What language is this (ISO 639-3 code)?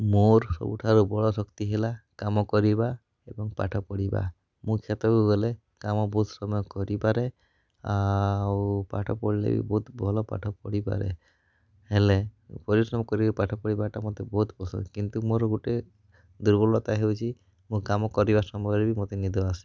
ori